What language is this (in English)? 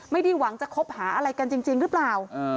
Thai